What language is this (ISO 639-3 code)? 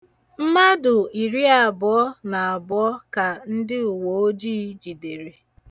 ibo